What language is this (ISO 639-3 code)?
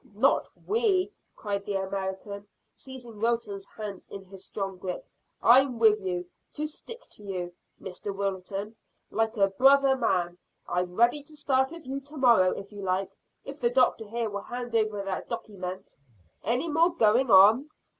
eng